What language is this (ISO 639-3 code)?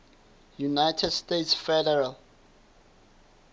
sot